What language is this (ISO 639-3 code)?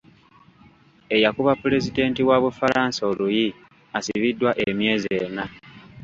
lug